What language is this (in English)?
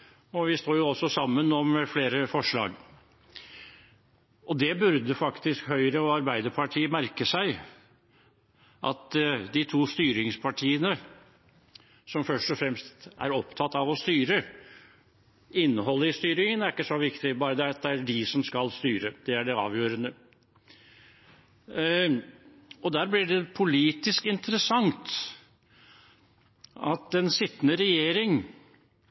Norwegian Bokmål